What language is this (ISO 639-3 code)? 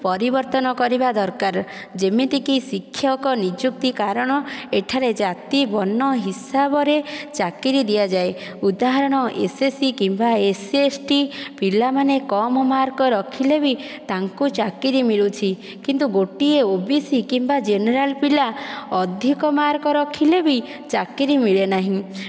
ori